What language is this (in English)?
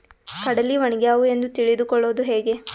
Kannada